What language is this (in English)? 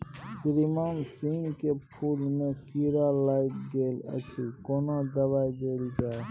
Maithili